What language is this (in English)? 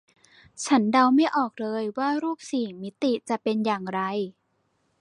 Thai